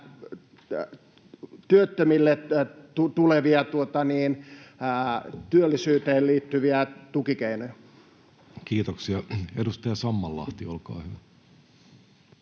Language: Finnish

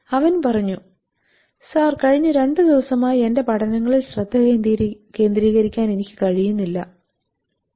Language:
Malayalam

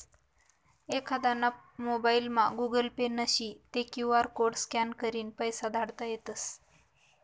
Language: Marathi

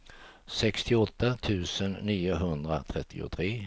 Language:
Swedish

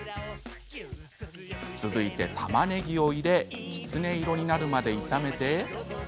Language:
Japanese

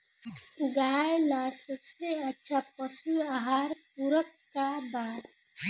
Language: Bhojpuri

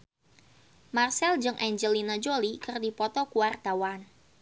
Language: Sundanese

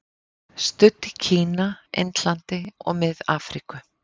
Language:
Icelandic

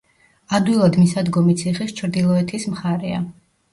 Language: Georgian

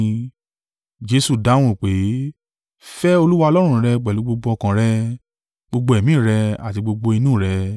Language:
Yoruba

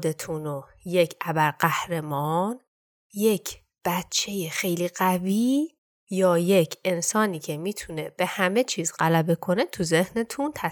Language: Persian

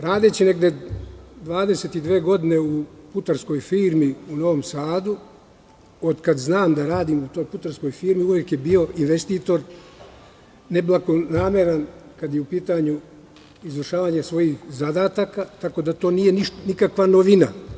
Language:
Serbian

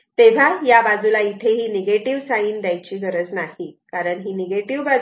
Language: Marathi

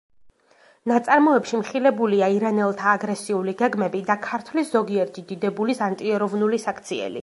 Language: Georgian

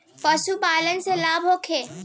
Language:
Bhojpuri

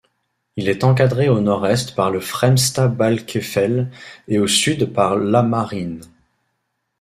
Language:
French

